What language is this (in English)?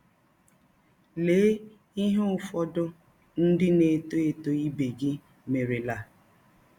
Igbo